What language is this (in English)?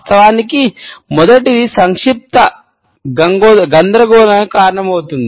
Telugu